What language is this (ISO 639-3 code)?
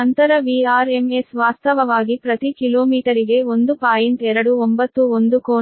kan